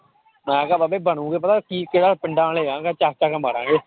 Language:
Punjabi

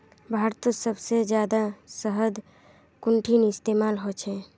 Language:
Magahi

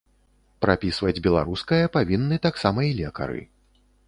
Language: Belarusian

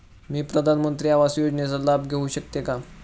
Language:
Marathi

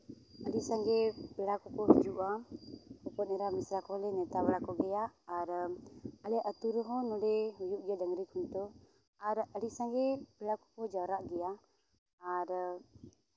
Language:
Santali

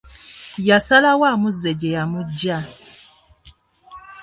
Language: Ganda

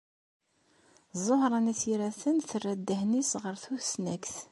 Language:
Kabyle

